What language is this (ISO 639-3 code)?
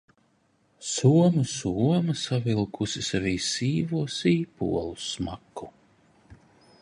lav